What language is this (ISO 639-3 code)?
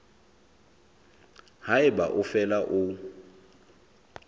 sot